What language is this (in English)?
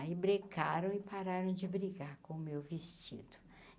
Portuguese